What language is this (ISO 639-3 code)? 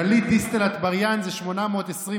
heb